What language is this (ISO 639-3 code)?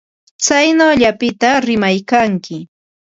qva